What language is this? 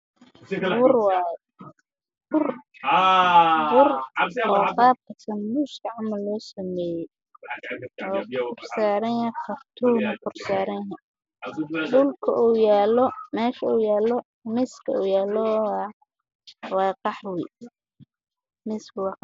Somali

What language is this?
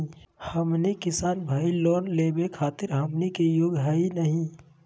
Magahi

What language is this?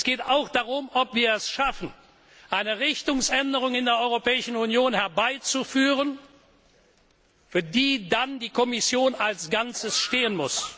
German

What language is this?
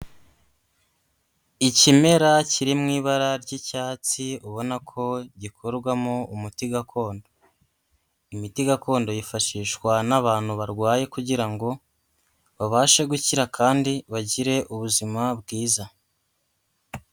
Kinyarwanda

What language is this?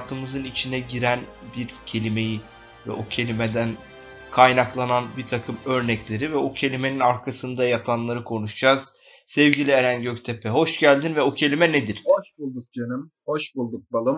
Turkish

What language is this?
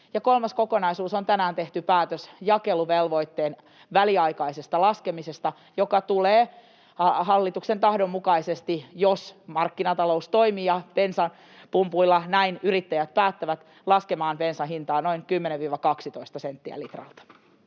Finnish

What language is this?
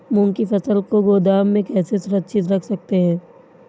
Hindi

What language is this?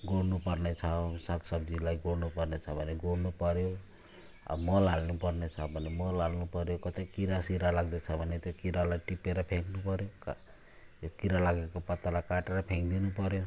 Nepali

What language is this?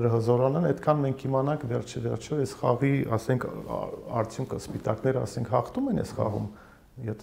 Romanian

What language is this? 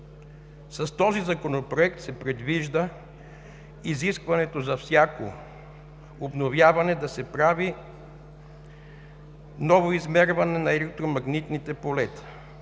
Bulgarian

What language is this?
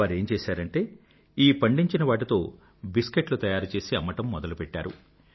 Telugu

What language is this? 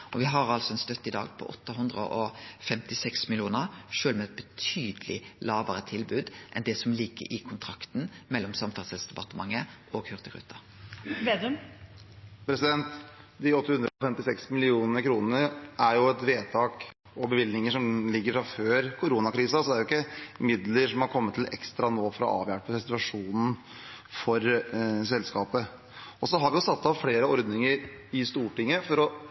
Norwegian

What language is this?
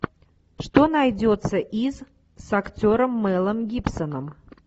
Russian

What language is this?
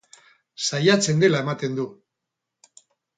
Basque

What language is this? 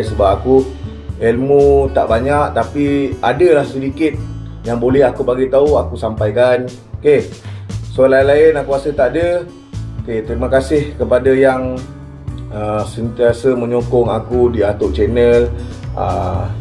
Malay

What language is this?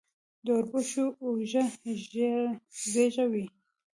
Pashto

